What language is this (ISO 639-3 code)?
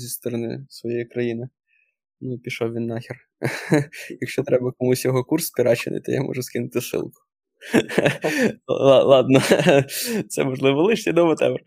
ukr